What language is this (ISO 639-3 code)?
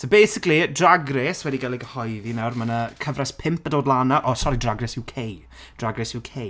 cym